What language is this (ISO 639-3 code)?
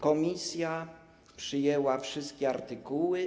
pol